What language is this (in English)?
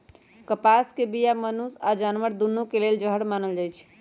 Magahi